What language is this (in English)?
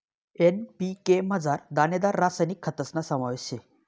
Marathi